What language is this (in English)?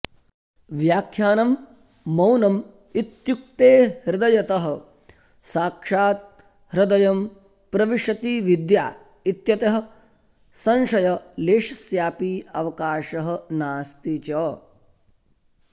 Sanskrit